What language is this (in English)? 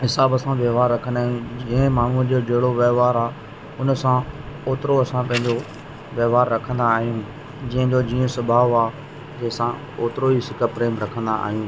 Sindhi